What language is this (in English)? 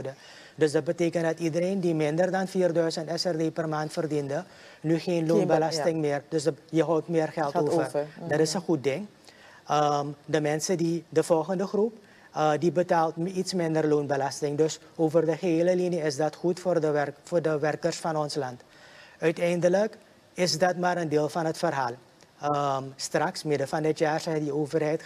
Dutch